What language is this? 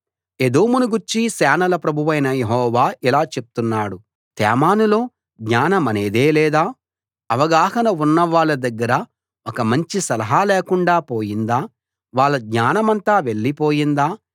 Telugu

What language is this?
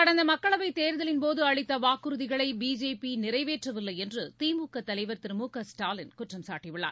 Tamil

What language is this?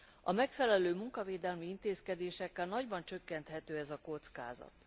Hungarian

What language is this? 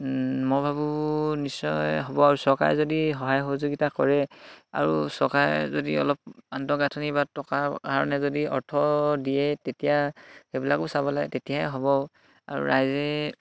Assamese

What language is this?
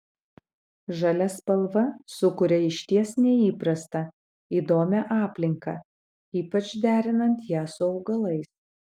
Lithuanian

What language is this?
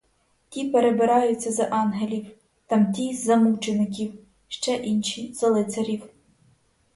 Ukrainian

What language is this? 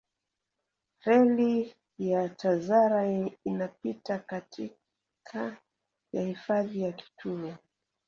Swahili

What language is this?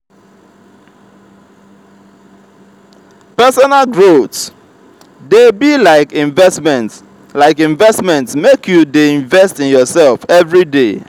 Nigerian Pidgin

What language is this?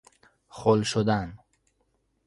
Persian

